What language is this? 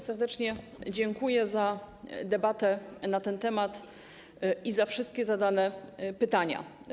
Polish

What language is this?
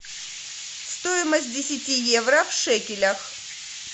Russian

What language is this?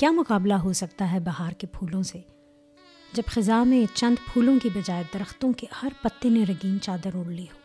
Urdu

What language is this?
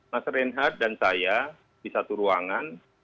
Indonesian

